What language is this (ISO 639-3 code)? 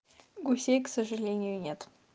rus